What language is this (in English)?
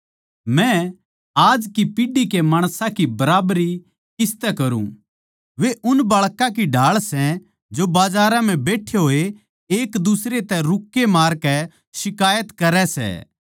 Haryanvi